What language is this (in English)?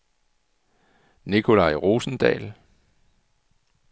Danish